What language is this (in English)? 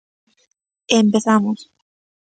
Galician